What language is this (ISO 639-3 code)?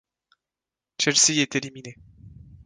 fra